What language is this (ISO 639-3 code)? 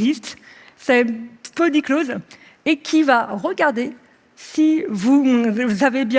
fra